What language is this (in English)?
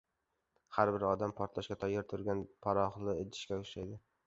Uzbek